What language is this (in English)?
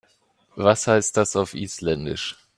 German